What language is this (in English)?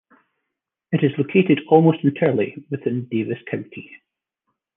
English